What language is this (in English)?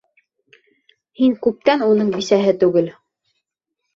Bashkir